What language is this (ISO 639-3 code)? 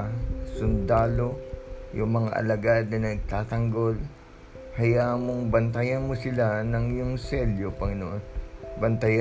fil